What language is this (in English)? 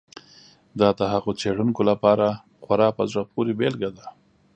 Pashto